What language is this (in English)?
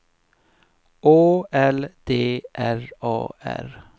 Swedish